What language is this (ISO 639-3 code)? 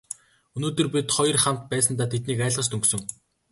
mon